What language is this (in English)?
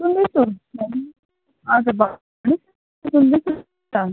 Nepali